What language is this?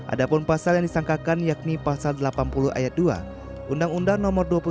Indonesian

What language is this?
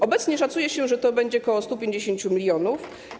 Polish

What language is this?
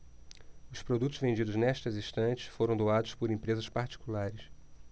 Portuguese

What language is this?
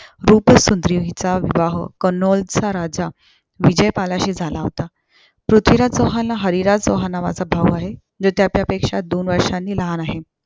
Marathi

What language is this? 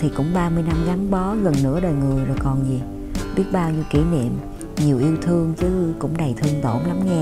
Vietnamese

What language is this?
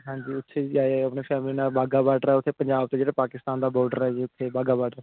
Punjabi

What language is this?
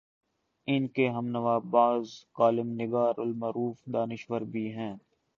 Urdu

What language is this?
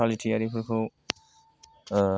Bodo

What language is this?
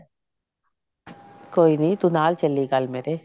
Punjabi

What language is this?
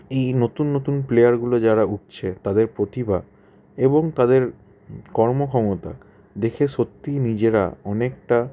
Bangla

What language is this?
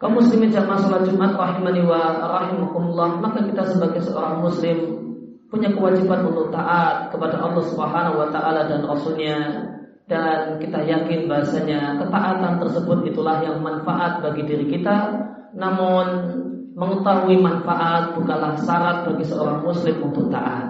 Indonesian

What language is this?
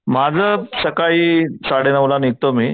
Marathi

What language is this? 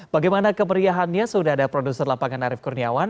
Indonesian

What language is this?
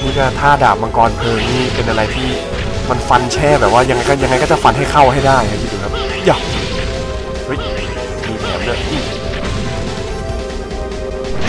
Thai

